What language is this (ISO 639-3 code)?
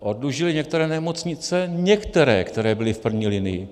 ces